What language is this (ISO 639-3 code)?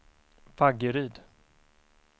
swe